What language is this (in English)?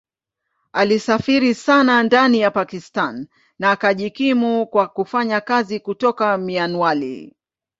Swahili